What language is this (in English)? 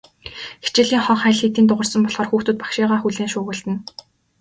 Mongolian